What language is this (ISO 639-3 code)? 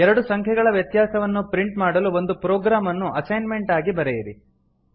kan